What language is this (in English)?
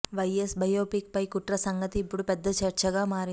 Telugu